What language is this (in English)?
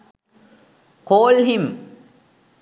Sinhala